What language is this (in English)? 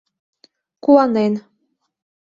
Mari